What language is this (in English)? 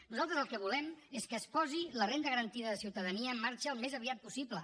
Catalan